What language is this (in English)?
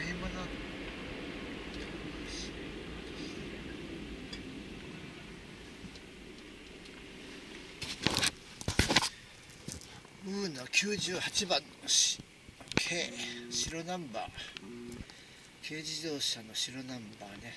Japanese